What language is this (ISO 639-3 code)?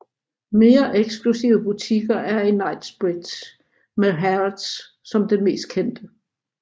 dan